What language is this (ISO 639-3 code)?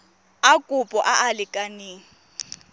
tsn